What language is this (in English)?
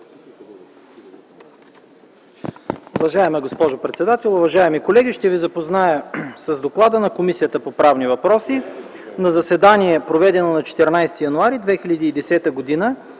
Bulgarian